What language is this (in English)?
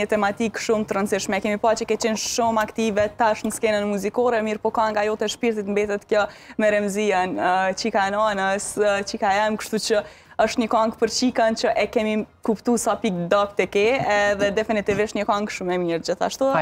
Romanian